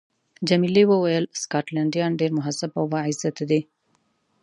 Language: Pashto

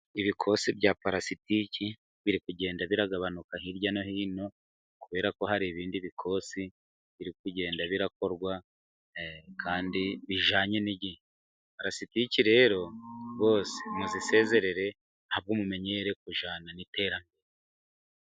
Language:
Kinyarwanda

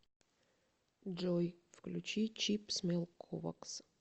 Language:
Russian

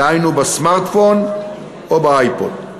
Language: Hebrew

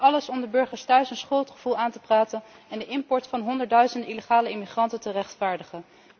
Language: Dutch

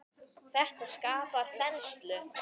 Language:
Icelandic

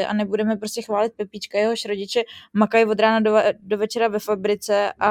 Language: Czech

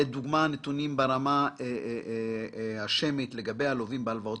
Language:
Hebrew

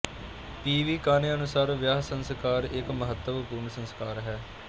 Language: Punjabi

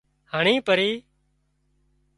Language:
Wadiyara Koli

